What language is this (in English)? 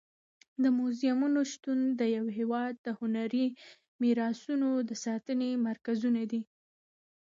Pashto